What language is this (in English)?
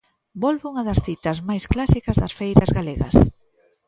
Galician